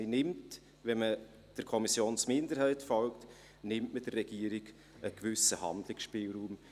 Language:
Swiss German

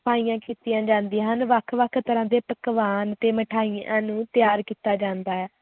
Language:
Punjabi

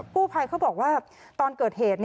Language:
Thai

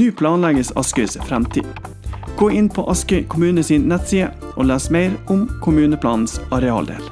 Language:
Norwegian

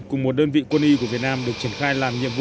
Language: Vietnamese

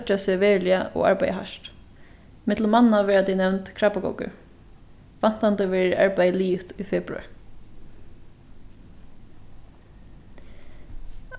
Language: Faroese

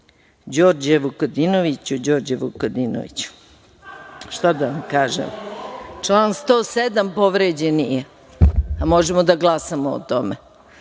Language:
Serbian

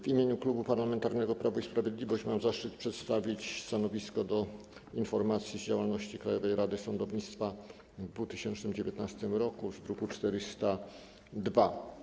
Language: Polish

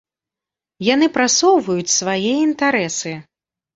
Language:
Belarusian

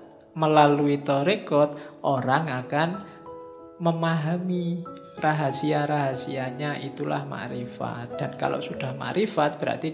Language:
Indonesian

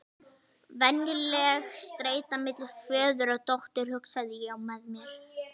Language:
Icelandic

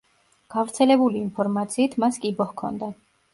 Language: Georgian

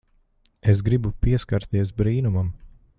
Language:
Latvian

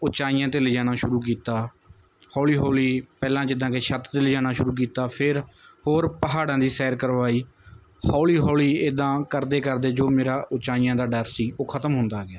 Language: Punjabi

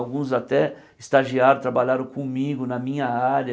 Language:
Portuguese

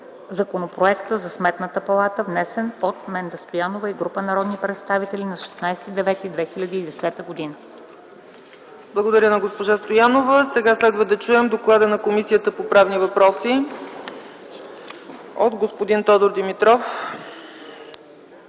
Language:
Bulgarian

